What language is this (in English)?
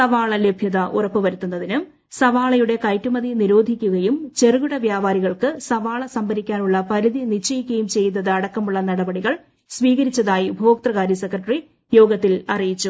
Malayalam